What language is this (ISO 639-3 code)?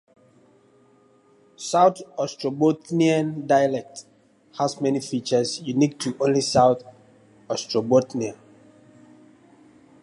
eng